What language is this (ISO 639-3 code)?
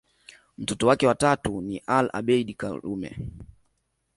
swa